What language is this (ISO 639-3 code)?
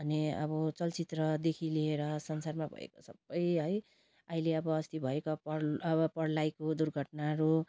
nep